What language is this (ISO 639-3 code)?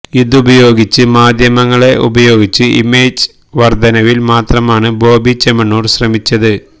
mal